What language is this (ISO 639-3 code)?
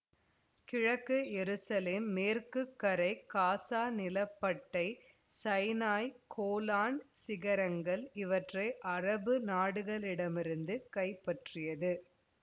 tam